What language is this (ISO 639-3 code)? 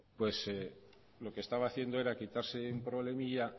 spa